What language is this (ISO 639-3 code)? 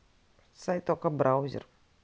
rus